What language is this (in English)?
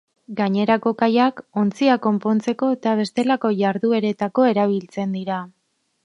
Basque